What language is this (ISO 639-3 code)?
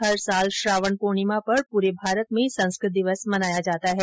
hin